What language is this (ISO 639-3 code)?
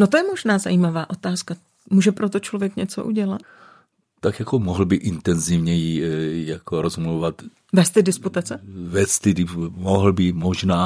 ces